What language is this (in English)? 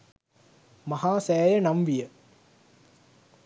Sinhala